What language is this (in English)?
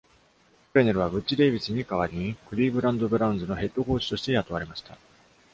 Japanese